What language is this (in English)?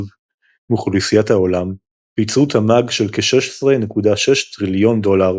Hebrew